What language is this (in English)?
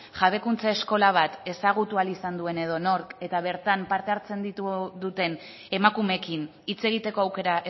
Basque